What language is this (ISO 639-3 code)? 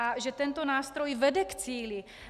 ces